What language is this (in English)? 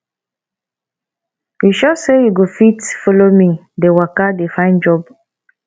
Nigerian Pidgin